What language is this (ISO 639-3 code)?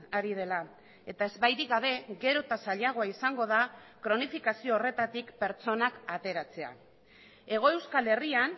eus